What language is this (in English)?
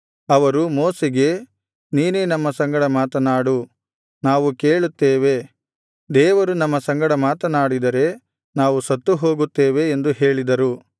Kannada